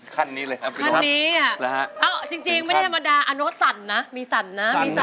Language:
Thai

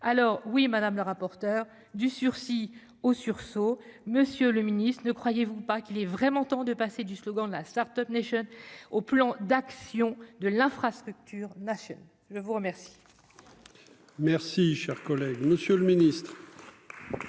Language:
French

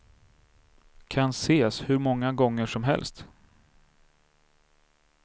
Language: Swedish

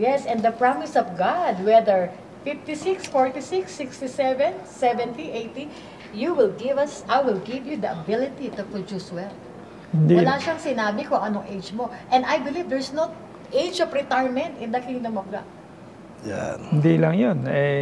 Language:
Filipino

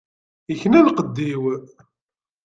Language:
Kabyle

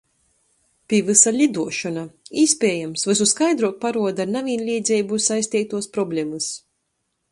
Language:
Latgalian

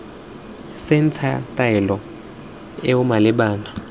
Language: Tswana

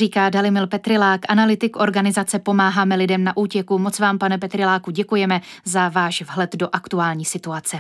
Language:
Czech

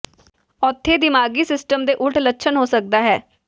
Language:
Punjabi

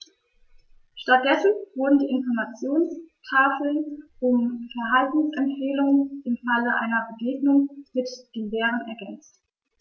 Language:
German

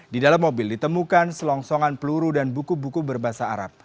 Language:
Indonesian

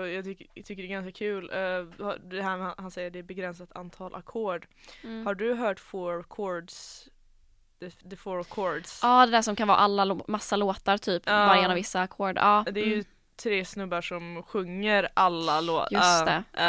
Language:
Swedish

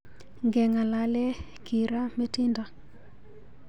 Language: Kalenjin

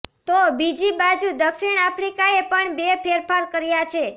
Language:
Gujarati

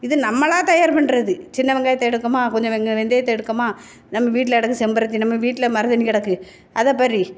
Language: Tamil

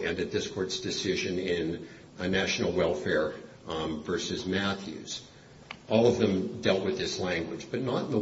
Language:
English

